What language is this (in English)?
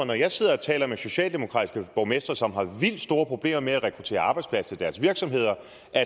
Danish